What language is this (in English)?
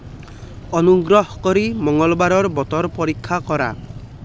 Assamese